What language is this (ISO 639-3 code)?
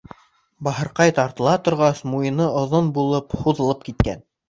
bak